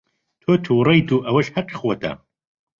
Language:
Central Kurdish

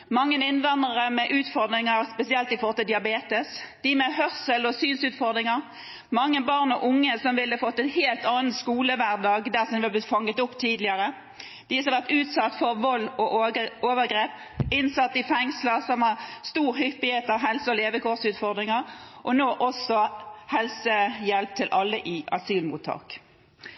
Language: Norwegian Bokmål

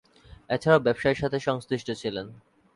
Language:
Bangla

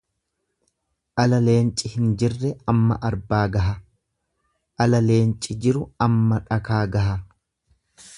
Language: Oromo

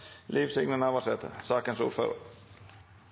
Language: Norwegian Nynorsk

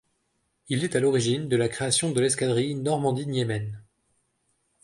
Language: French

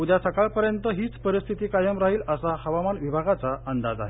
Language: Marathi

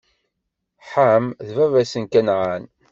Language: Kabyle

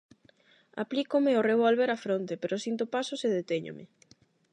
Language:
Galician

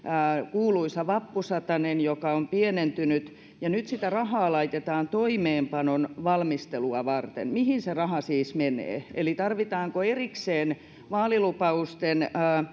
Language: Finnish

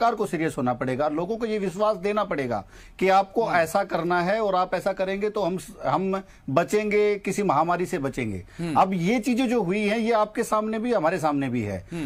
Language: Hindi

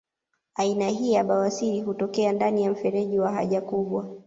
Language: Swahili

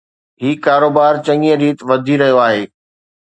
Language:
Sindhi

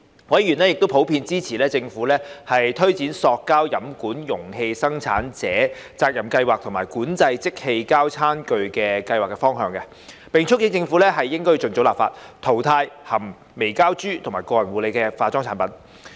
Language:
Cantonese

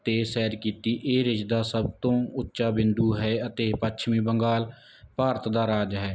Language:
Punjabi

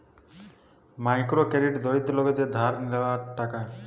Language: Bangla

